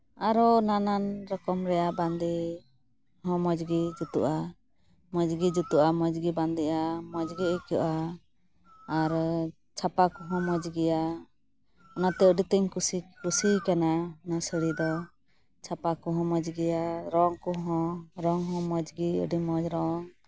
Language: Santali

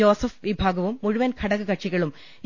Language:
Malayalam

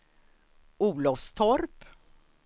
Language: Swedish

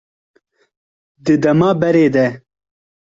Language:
Kurdish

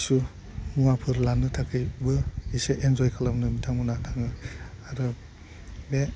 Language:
Bodo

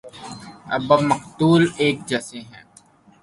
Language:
Urdu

